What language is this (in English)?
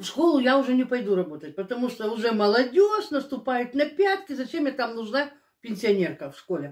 Russian